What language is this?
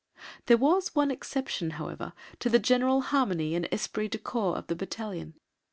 English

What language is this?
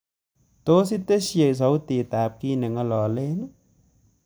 Kalenjin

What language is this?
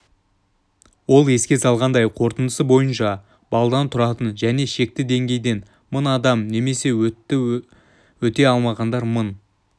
Kazakh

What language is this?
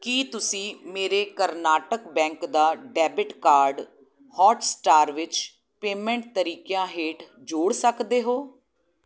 Punjabi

